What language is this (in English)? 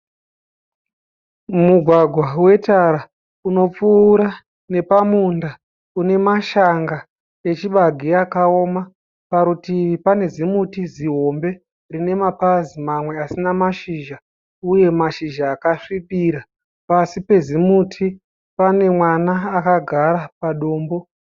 Shona